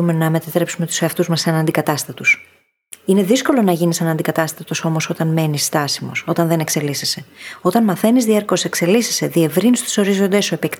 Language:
Greek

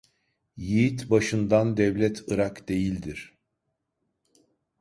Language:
Turkish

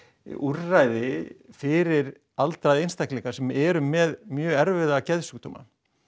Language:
Icelandic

